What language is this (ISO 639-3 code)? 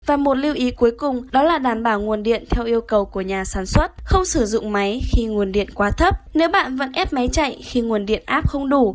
vie